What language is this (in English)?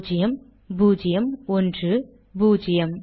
Tamil